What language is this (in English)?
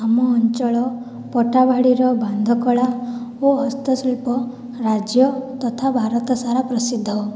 Odia